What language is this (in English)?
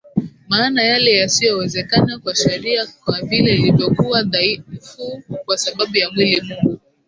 Swahili